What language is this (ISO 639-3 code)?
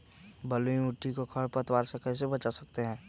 mag